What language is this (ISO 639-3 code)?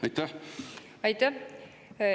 est